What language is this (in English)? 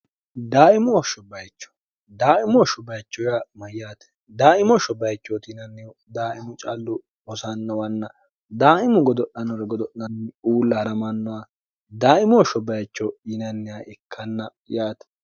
Sidamo